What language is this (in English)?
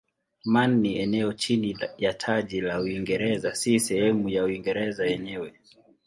Swahili